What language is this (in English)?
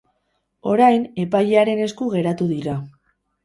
Basque